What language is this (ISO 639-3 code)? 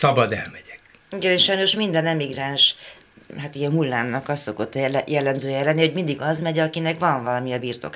hun